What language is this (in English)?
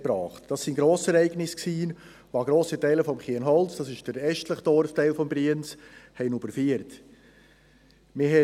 Swiss German